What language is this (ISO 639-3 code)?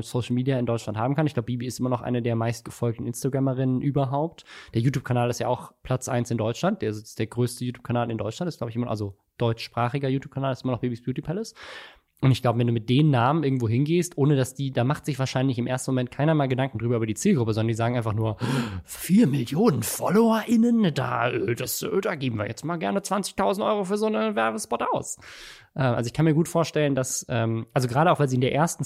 deu